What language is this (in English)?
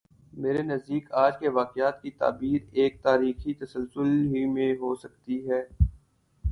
Urdu